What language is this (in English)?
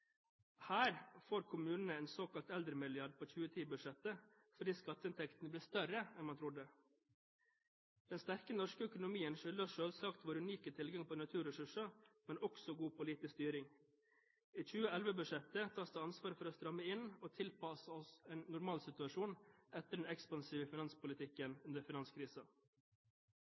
Norwegian Bokmål